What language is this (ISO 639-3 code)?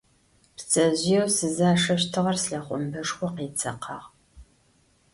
ady